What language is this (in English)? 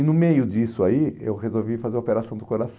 Portuguese